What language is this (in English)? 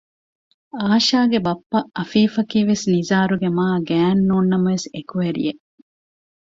Divehi